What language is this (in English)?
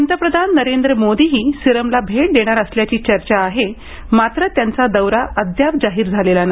Marathi